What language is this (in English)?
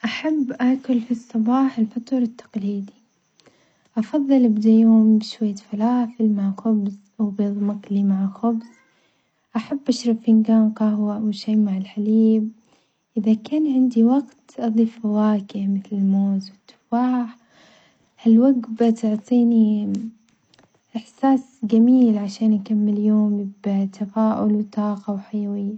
Omani Arabic